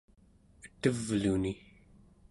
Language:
Central Yupik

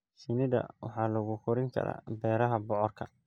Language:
Somali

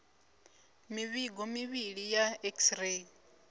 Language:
Venda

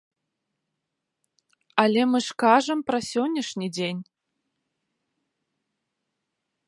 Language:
Belarusian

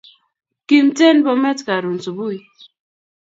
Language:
Kalenjin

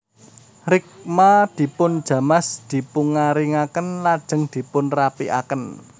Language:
Javanese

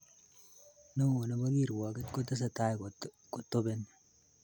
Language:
Kalenjin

